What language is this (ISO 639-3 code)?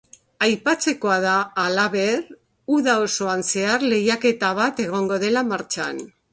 eus